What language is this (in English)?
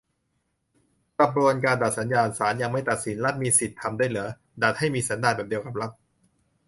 Thai